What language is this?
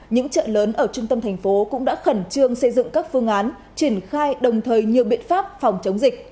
Vietnamese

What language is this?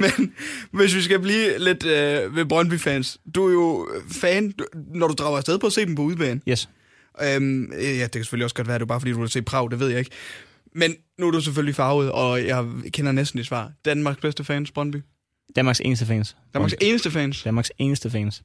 Danish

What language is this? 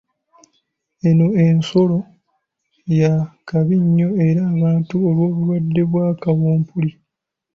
Ganda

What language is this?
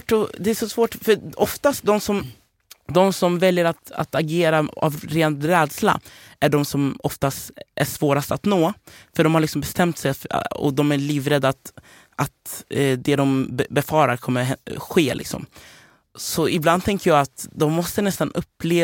Swedish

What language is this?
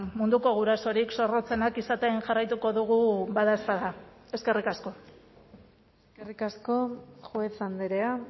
Basque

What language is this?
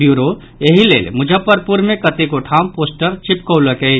Maithili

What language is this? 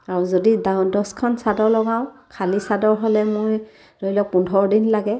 Assamese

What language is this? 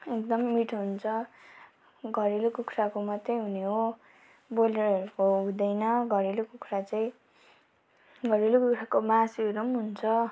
Nepali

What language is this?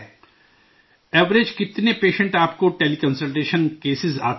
Urdu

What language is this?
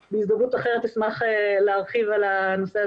Hebrew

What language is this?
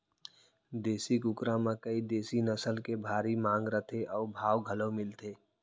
Chhattisgarhi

